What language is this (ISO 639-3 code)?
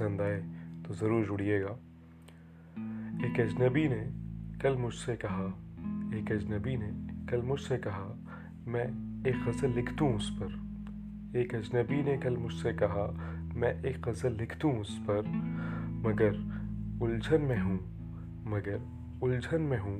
urd